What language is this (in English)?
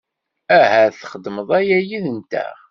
Kabyle